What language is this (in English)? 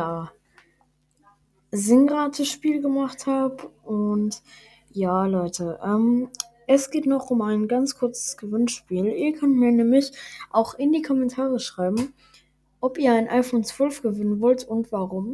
German